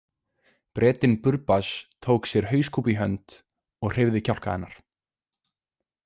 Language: Icelandic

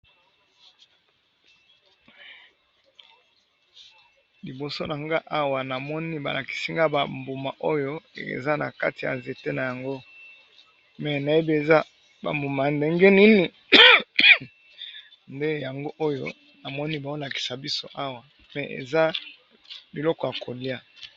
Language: Lingala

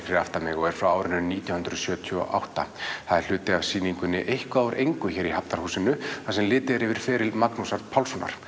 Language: Icelandic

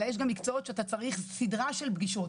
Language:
Hebrew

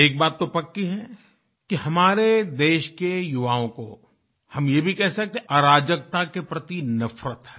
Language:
Hindi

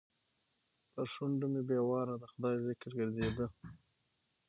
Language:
Pashto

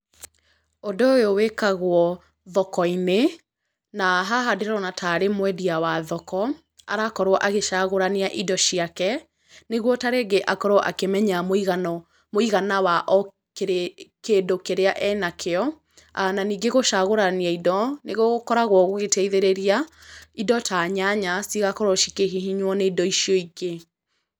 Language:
Kikuyu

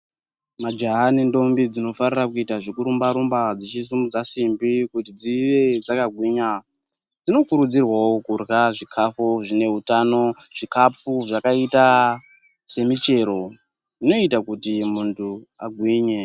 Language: Ndau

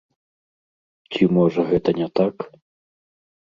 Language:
Belarusian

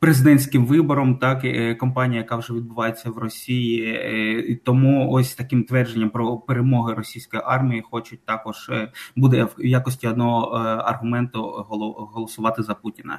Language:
Ukrainian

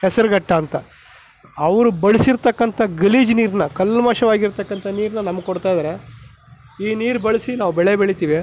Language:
Kannada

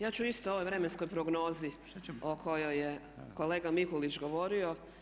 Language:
Croatian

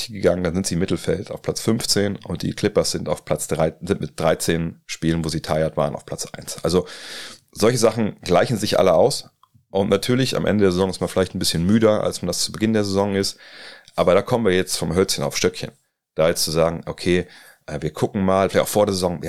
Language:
German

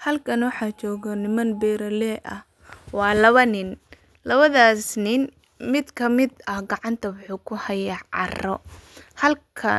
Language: Somali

